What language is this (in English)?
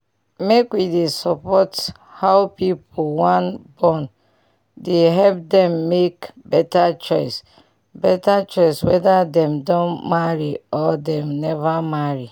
Nigerian Pidgin